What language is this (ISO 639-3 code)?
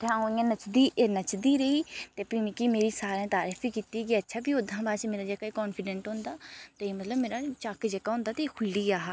doi